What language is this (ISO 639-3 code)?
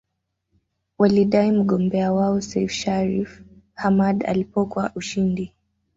swa